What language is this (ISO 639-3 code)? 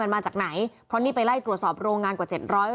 tha